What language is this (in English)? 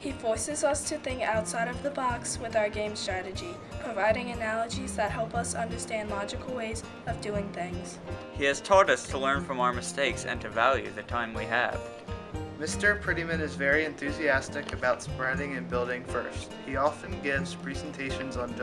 English